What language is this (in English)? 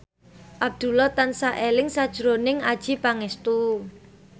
Javanese